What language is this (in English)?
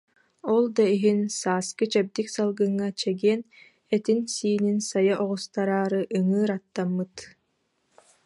Yakut